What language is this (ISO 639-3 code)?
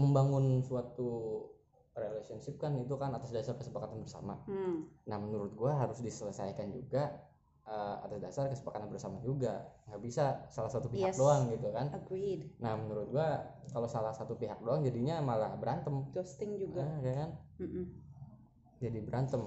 ind